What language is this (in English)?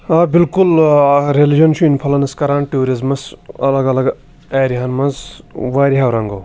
Kashmiri